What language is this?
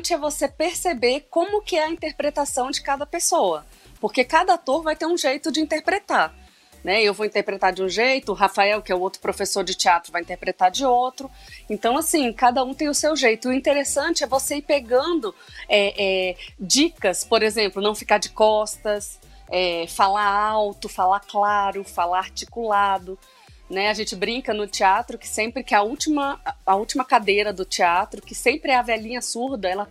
Portuguese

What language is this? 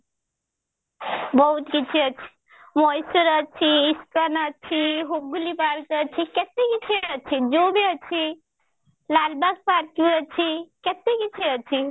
Odia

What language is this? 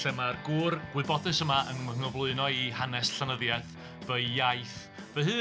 Welsh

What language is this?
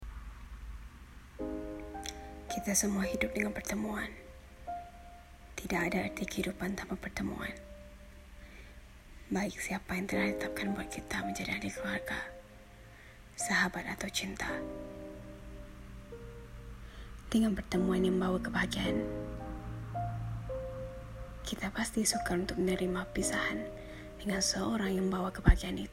Malay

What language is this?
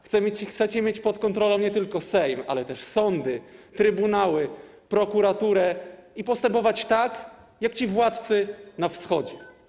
Polish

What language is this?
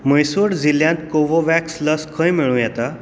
Konkani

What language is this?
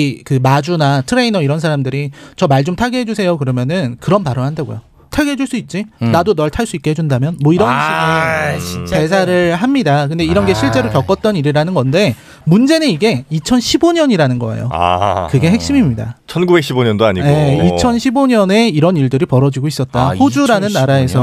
Korean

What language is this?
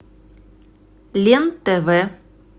Russian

